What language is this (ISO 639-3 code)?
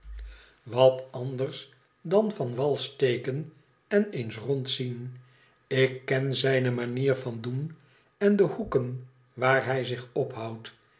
nld